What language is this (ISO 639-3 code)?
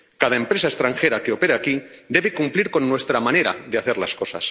spa